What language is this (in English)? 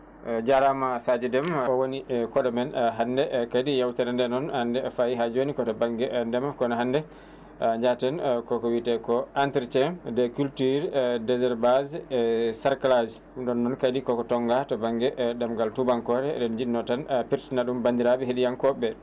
Fula